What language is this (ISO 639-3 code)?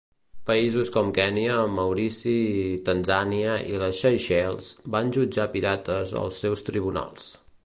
cat